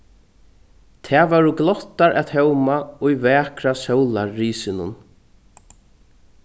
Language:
Faroese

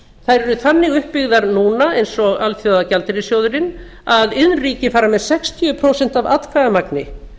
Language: Icelandic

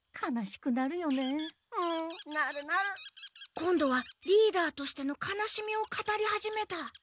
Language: Japanese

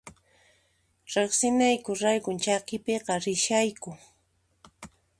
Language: Puno Quechua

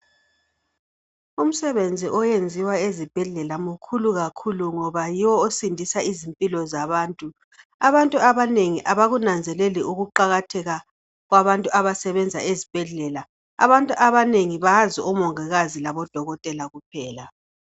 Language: North Ndebele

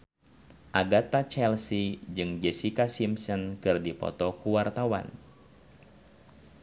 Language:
Sundanese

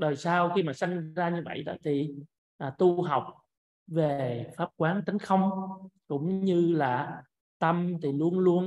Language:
Vietnamese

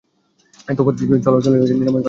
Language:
Bangla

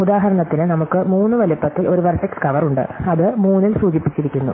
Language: Malayalam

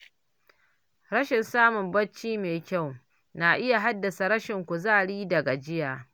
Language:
Hausa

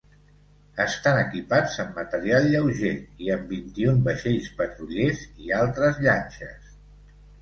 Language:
Catalan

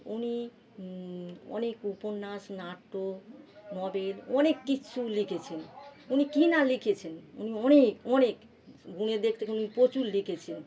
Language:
Bangla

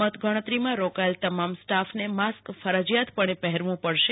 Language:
Gujarati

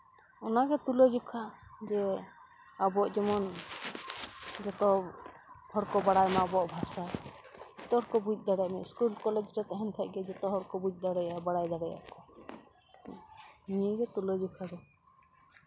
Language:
Santali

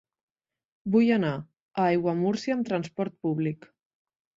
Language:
Catalan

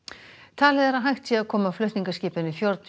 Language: Icelandic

